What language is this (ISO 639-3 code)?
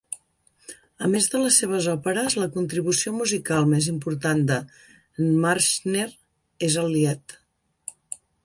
cat